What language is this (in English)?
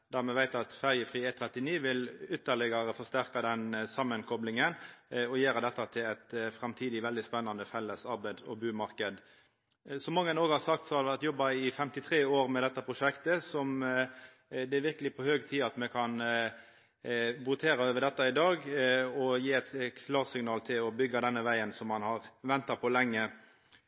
Norwegian Nynorsk